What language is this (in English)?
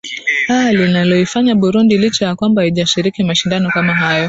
Swahili